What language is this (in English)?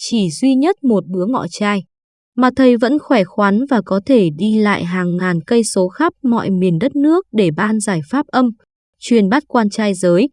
Vietnamese